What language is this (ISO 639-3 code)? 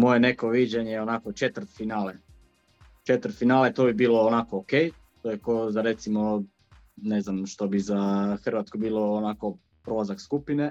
hrv